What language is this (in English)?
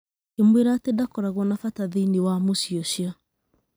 Kikuyu